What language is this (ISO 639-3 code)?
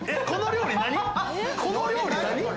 jpn